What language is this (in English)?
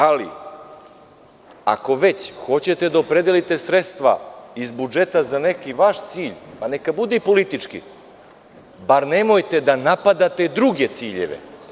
Serbian